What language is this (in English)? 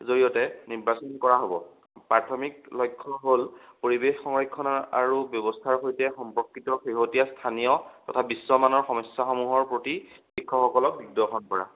Assamese